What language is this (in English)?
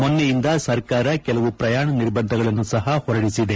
Kannada